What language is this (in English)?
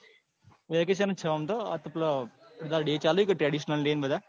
Gujarati